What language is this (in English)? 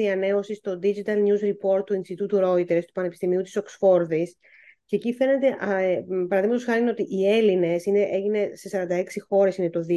Greek